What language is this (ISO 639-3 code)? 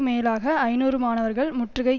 tam